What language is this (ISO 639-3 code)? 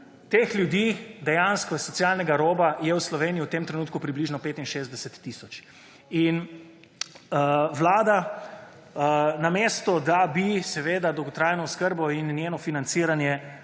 slv